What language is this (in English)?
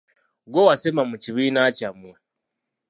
Ganda